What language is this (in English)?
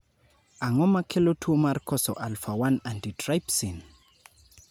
Luo (Kenya and Tanzania)